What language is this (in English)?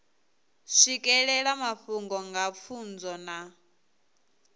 Venda